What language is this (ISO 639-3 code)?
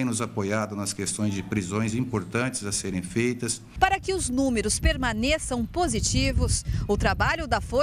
por